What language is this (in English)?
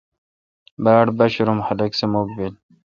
Kalkoti